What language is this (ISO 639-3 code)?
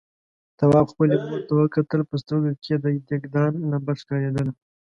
pus